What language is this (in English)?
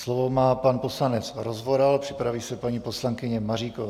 Czech